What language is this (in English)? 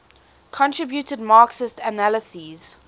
English